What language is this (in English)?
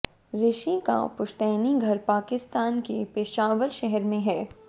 Hindi